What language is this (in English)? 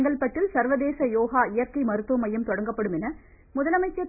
Tamil